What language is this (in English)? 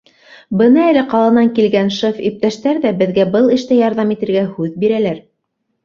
Bashkir